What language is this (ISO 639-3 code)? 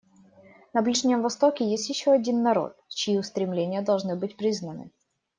rus